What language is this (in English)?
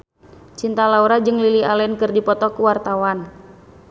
Sundanese